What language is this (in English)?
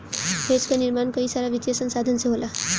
Bhojpuri